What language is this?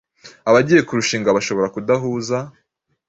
Kinyarwanda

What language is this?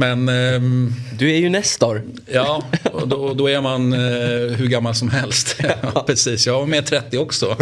Swedish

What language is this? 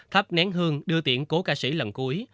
Vietnamese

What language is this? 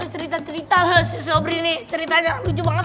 Indonesian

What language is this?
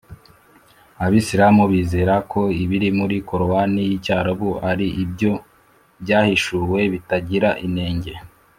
Kinyarwanda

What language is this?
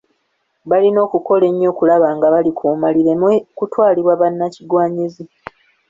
Ganda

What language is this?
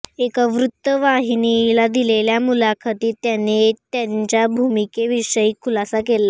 Marathi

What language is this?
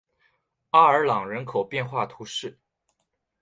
Chinese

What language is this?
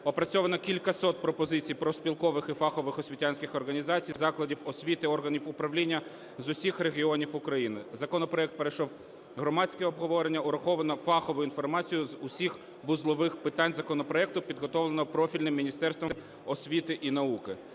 Ukrainian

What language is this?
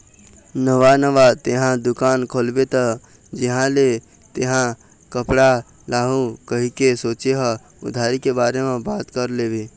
Chhattisgarhi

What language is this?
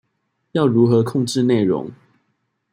Chinese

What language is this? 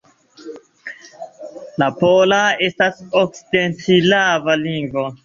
Esperanto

